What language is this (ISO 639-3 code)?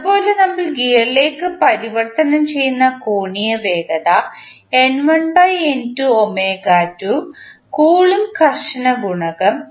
mal